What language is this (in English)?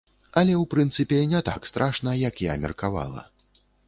Belarusian